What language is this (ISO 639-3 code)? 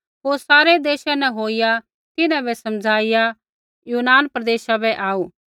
kfx